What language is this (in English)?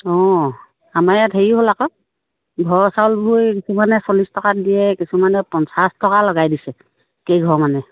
Assamese